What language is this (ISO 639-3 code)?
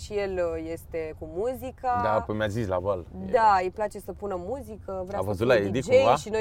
ron